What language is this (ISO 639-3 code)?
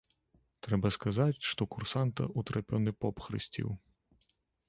bel